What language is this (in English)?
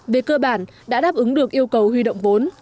Vietnamese